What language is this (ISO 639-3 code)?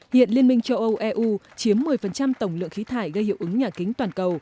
vie